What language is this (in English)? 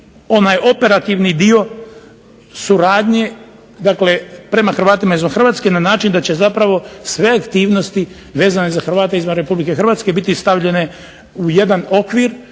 Croatian